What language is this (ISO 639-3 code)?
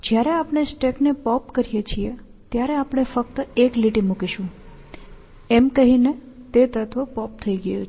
guj